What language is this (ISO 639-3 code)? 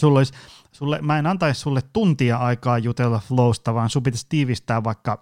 fin